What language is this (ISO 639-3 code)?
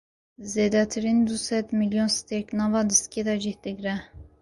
kur